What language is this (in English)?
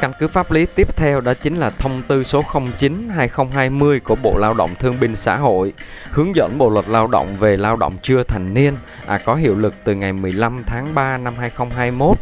Vietnamese